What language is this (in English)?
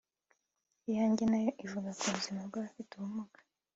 Kinyarwanda